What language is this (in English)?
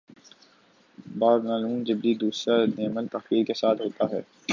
Urdu